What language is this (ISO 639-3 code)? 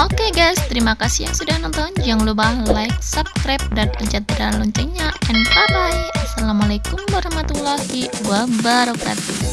ind